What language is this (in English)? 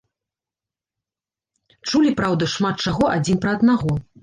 Belarusian